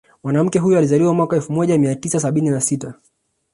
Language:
Swahili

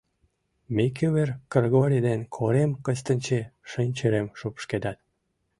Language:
Mari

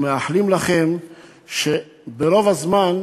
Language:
Hebrew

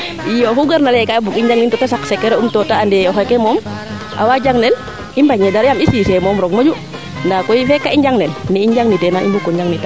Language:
Serer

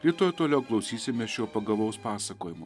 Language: Lithuanian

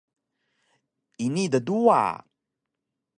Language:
Taroko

